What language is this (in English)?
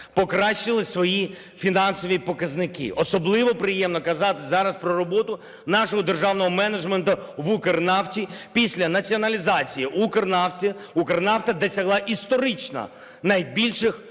Ukrainian